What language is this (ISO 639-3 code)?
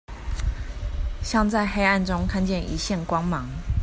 zho